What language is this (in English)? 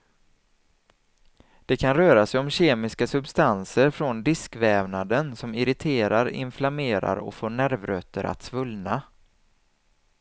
Swedish